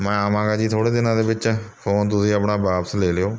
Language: Punjabi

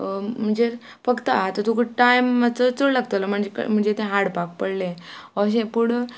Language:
Konkani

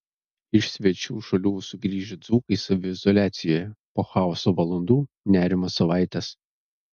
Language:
Lithuanian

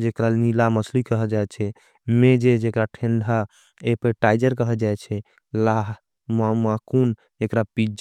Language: Angika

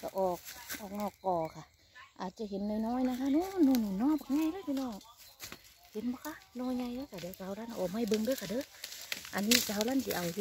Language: Thai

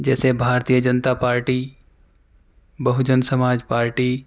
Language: Urdu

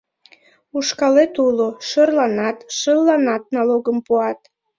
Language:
Mari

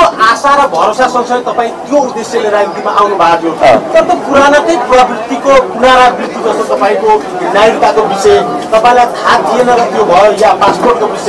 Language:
Indonesian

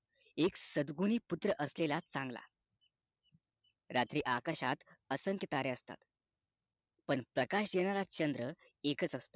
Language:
Marathi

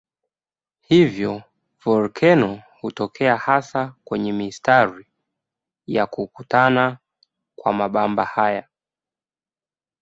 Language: Swahili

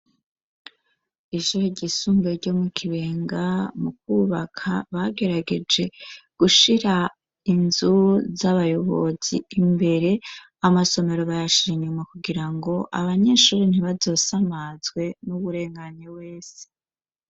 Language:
Rundi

